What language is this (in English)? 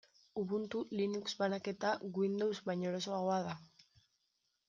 Basque